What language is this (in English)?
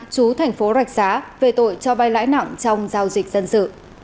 Vietnamese